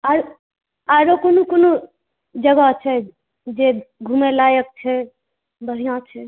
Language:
Maithili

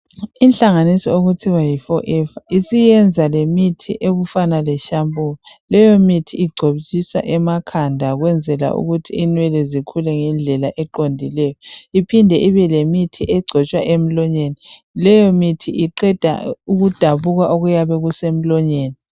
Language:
North Ndebele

